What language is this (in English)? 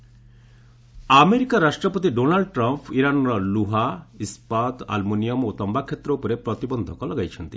Odia